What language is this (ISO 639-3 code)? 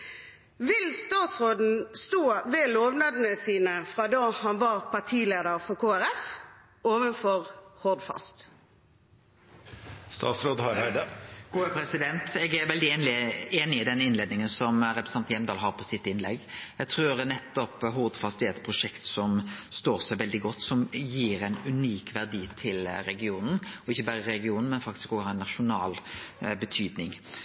nor